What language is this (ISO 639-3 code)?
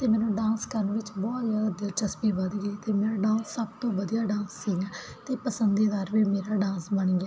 pan